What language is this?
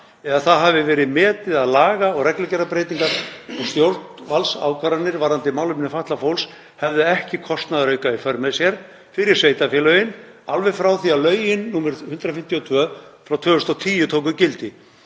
Icelandic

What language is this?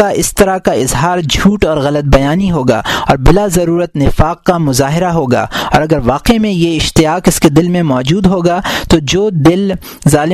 Urdu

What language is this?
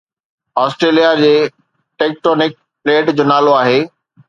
Sindhi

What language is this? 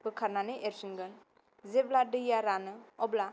Bodo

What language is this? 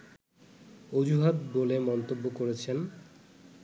Bangla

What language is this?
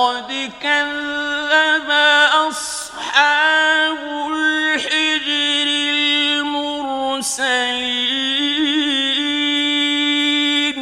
Arabic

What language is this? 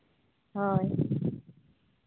Santali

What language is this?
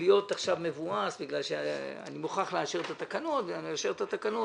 Hebrew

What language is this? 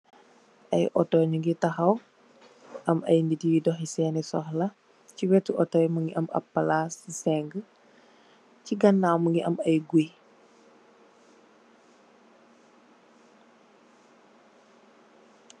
Wolof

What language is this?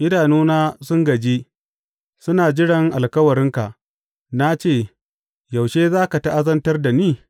Hausa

